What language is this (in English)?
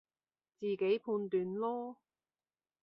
Cantonese